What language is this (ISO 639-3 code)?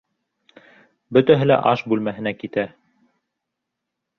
bak